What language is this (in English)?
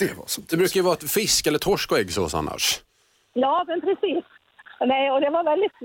Swedish